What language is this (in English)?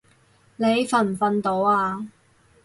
Cantonese